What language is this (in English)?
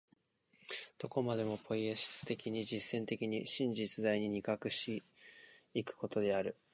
Japanese